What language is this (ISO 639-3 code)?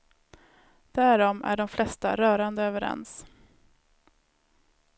swe